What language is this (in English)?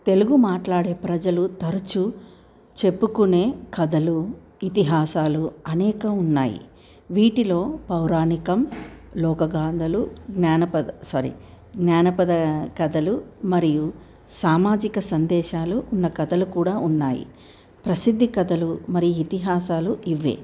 Telugu